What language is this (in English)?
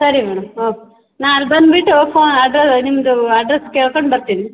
Kannada